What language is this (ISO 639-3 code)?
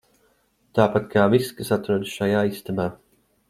lav